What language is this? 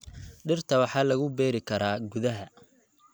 Somali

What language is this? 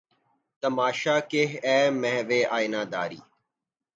Urdu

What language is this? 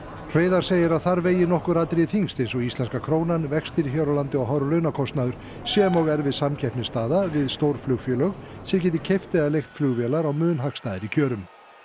Icelandic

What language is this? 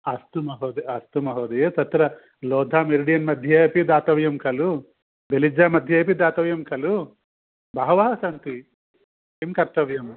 Sanskrit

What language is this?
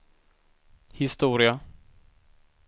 Swedish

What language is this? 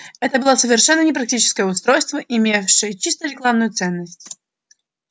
Russian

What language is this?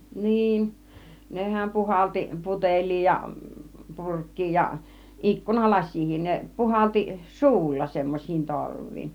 Finnish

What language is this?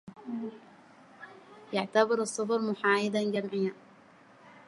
Arabic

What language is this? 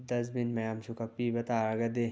Manipuri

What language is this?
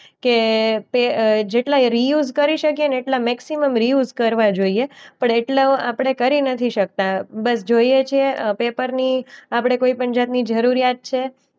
Gujarati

